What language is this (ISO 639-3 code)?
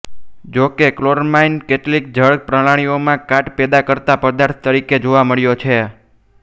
guj